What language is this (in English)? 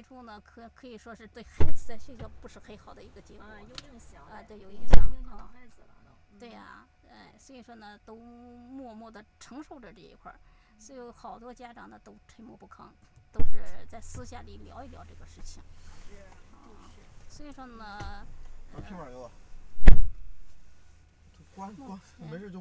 Chinese